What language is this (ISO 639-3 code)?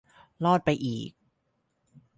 tha